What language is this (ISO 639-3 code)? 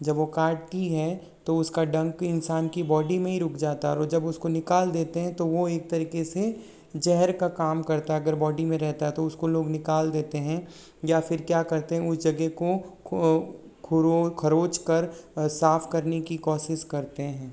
hin